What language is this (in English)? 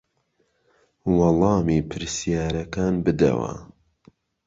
Central Kurdish